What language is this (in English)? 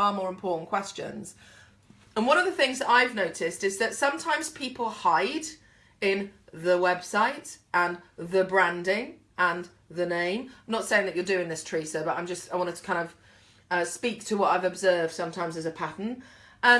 English